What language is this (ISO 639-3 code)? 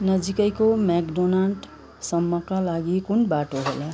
nep